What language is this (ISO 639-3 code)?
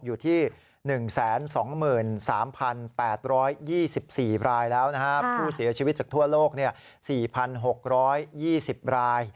tha